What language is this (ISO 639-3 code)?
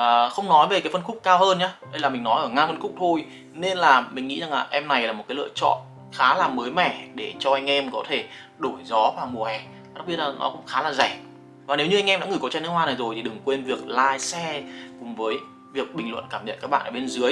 vie